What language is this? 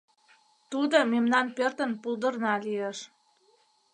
Mari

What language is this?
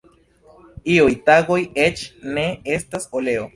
Esperanto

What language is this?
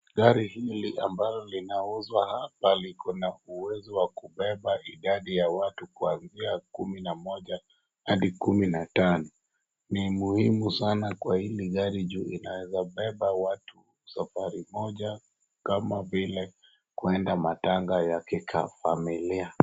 Swahili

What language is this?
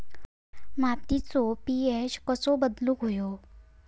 Marathi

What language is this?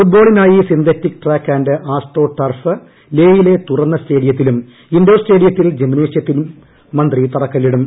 Malayalam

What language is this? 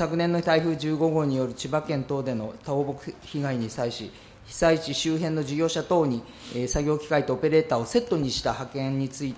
Japanese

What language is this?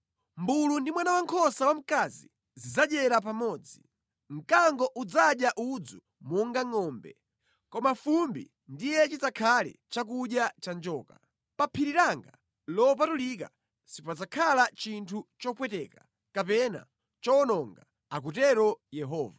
Nyanja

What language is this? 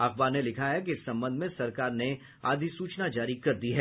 Hindi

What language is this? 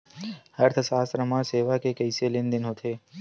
Chhattisgarhi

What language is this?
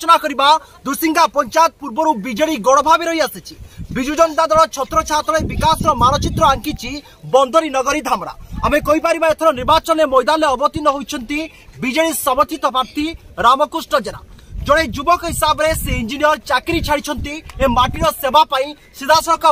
Romanian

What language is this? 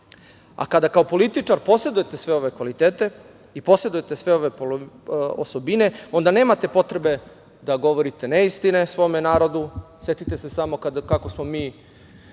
Serbian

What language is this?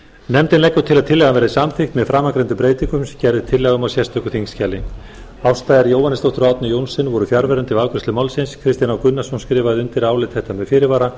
Icelandic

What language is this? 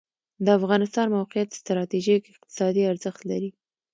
Pashto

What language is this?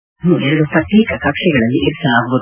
Kannada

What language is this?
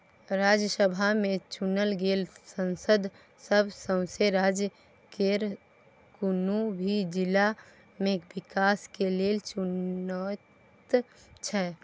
Maithili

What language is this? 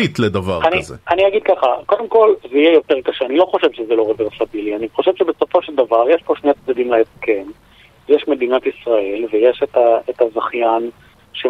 Hebrew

